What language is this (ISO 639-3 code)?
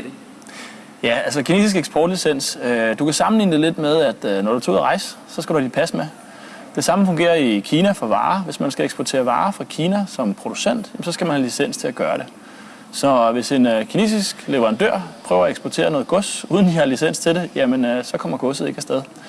dan